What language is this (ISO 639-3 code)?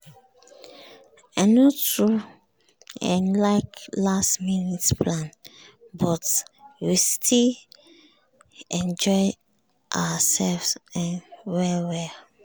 pcm